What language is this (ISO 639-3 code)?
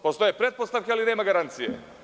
srp